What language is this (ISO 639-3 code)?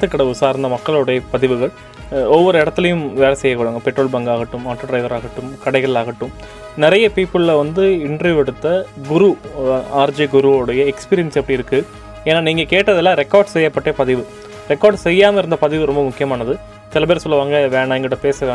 tam